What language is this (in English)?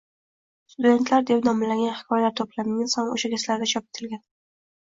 Uzbek